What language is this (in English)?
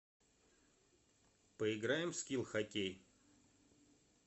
Russian